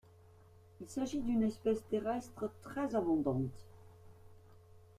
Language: French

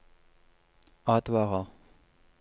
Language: Norwegian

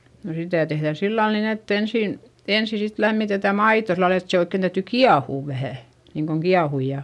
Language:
Finnish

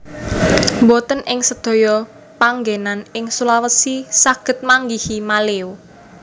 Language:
Javanese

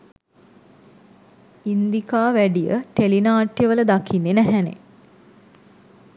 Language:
Sinhala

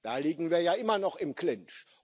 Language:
German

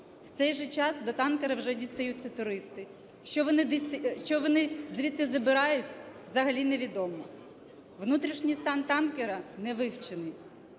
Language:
Ukrainian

